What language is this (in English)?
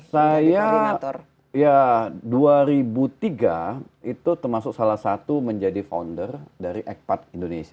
Indonesian